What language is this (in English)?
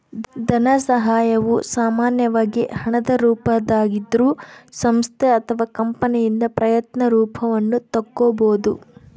Kannada